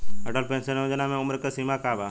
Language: Bhojpuri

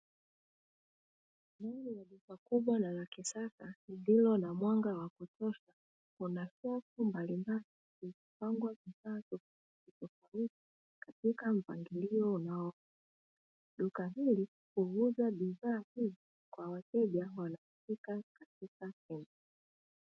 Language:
Swahili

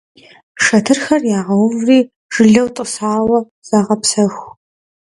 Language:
Kabardian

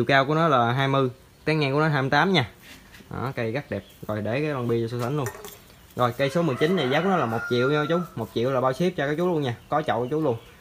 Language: Vietnamese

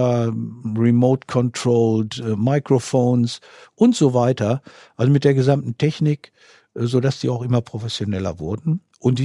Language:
German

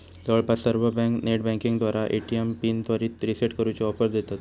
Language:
Marathi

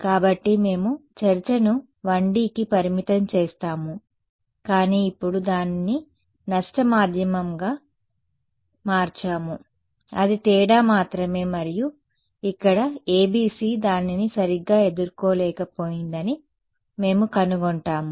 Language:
Telugu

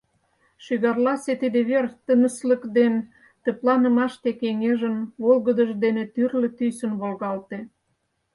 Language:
Mari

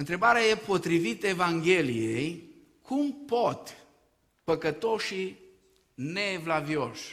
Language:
Romanian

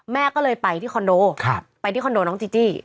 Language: Thai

